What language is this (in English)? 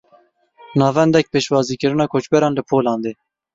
Kurdish